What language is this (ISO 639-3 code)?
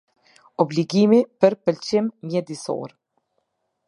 sqi